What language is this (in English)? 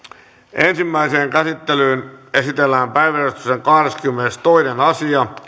Finnish